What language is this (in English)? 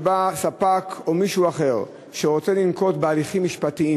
Hebrew